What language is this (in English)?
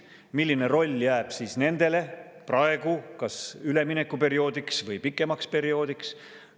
Estonian